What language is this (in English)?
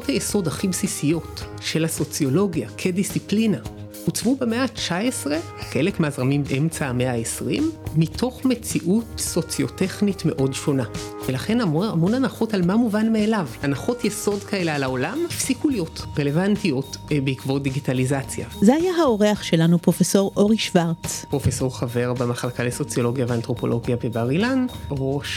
Hebrew